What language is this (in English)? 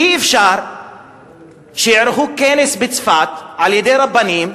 Hebrew